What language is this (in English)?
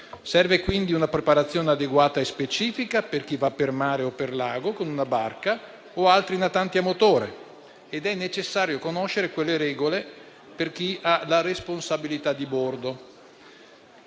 Italian